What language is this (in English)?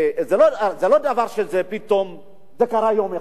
Hebrew